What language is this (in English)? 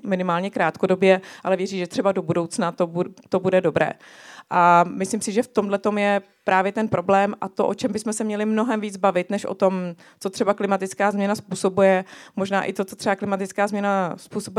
Czech